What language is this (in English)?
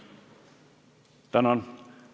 Estonian